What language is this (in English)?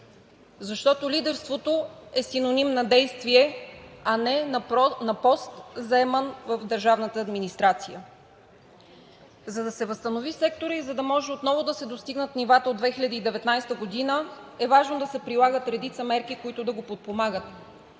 Bulgarian